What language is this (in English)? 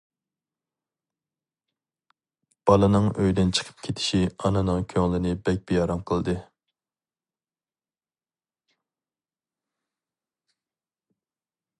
Uyghur